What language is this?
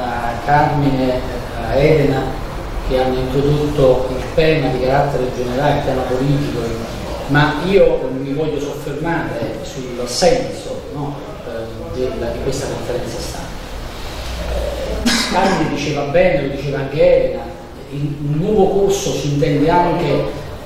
Italian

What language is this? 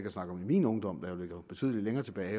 Danish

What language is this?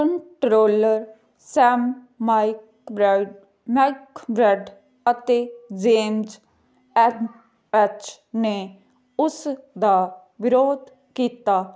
Punjabi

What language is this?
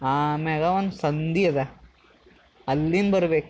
Kannada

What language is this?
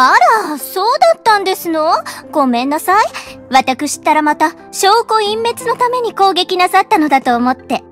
Japanese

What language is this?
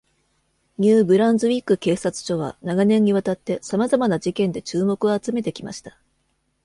Japanese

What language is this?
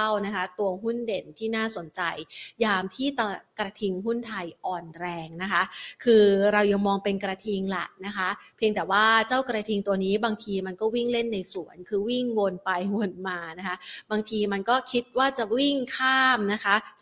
Thai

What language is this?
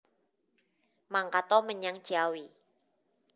Javanese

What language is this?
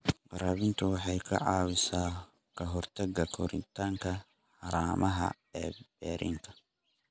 Somali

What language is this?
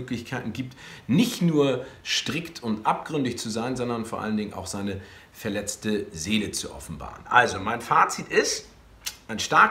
German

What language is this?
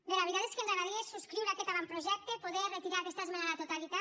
Catalan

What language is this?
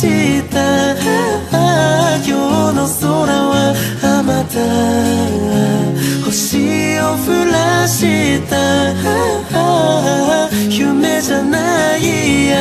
Japanese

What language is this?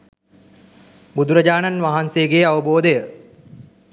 Sinhala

